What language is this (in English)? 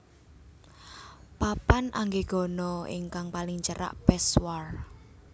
Javanese